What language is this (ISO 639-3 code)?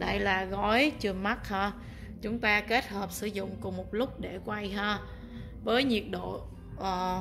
vie